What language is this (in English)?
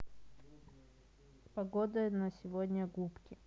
Russian